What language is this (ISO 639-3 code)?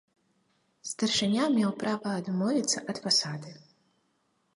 bel